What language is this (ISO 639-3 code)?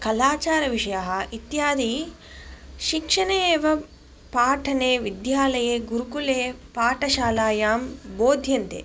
san